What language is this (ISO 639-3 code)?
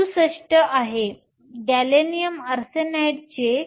mar